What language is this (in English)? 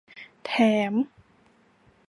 Thai